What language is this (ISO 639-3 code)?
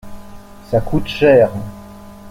fra